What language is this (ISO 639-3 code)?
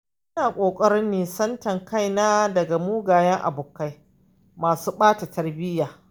hau